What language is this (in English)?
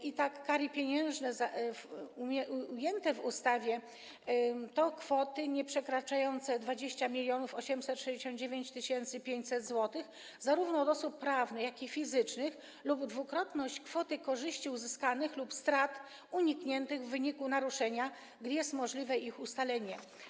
Polish